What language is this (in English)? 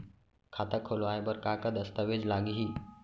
Chhattisgarhi